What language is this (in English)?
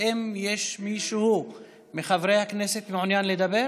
Hebrew